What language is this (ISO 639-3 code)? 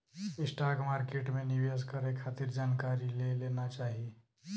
bho